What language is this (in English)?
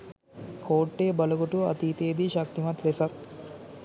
Sinhala